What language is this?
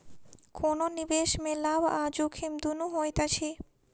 Maithili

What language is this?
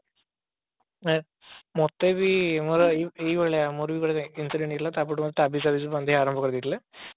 Odia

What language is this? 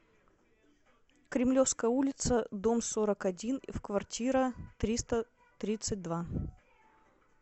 Russian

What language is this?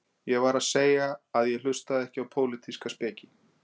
Icelandic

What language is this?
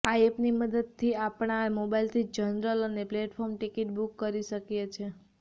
Gujarati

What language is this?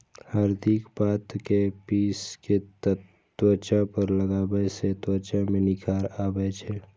Maithili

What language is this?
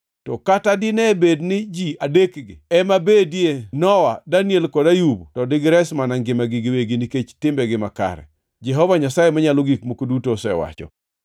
Luo (Kenya and Tanzania)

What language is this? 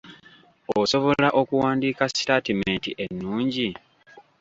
Ganda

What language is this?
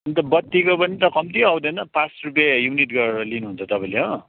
Nepali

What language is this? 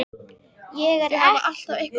Icelandic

